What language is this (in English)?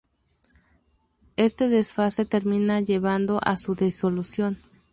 Spanish